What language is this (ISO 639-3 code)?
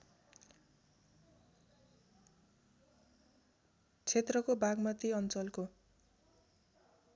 nep